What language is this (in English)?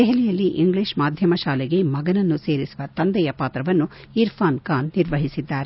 Kannada